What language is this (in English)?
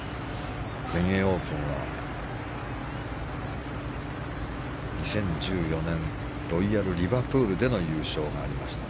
Japanese